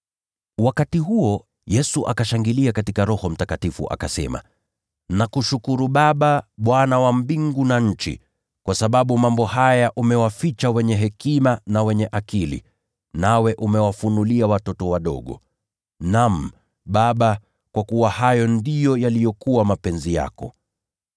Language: Swahili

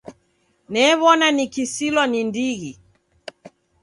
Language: Taita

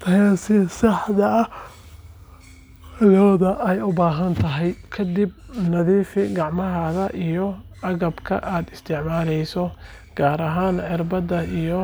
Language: Somali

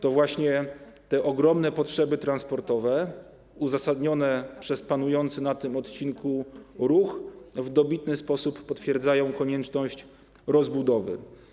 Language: Polish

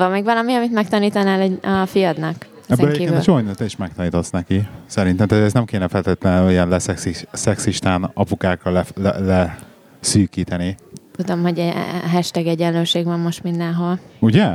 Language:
Hungarian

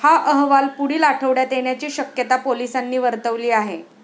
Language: Marathi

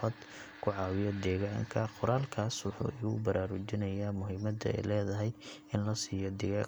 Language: Somali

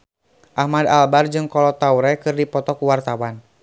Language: Sundanese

